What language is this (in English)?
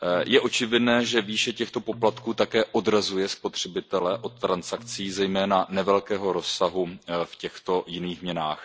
Czech